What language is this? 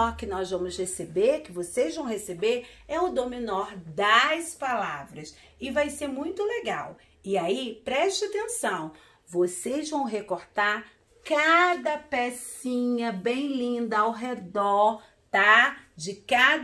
Portuguese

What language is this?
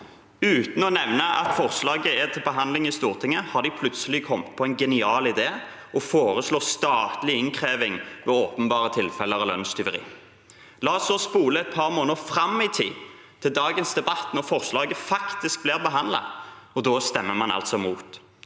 Norwegian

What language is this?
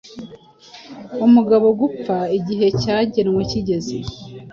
Kinyarwanda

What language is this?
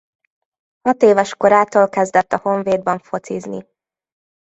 Hungarian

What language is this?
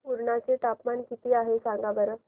Marathi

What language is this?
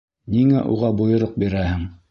Bashkir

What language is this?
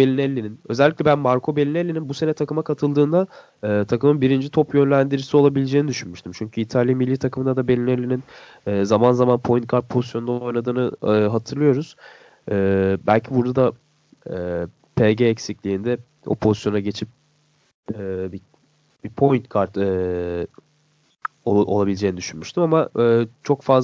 Turkish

